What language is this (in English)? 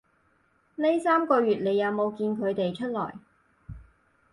Cantonese